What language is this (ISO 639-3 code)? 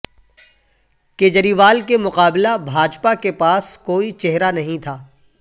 urd